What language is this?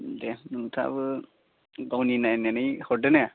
Bodo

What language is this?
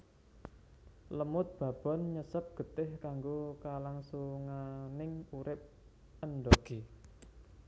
Javanese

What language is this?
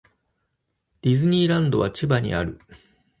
Japanese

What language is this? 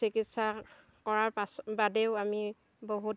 Assamese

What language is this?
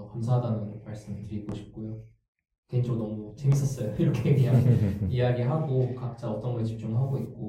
Korean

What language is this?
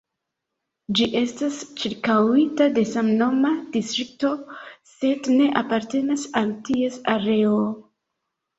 Esperanto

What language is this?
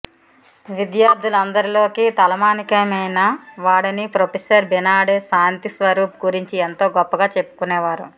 Telugu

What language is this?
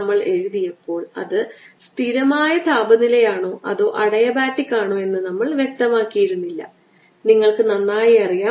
Malayalam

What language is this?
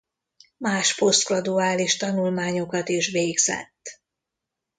Hungarian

